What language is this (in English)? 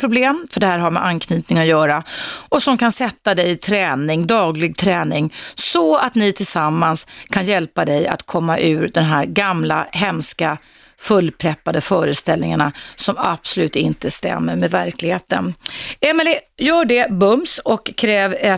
Swedish